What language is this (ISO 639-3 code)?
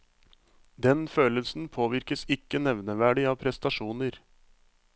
nor